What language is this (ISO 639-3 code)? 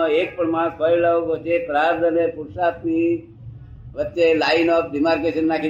guj